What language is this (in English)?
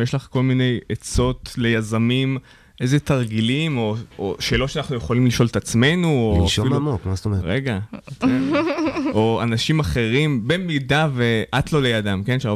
Hebrew